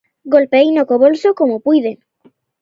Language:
Galician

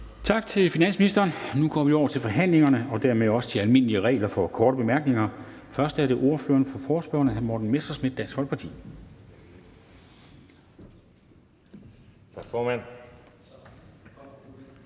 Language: Danish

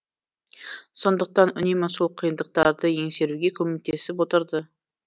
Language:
Kazakh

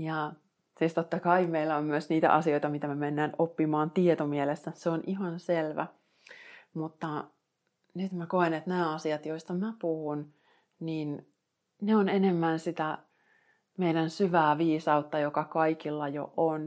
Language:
Finnish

